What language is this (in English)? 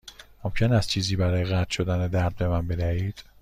Persian